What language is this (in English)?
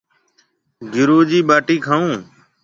Marwari (Pakistan)